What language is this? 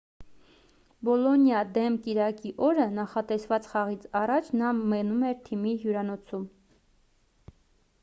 Armenian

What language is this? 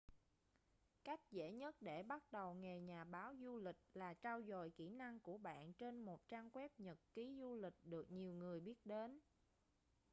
Vietnamese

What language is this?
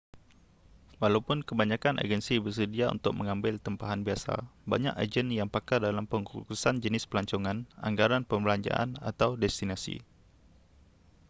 Malay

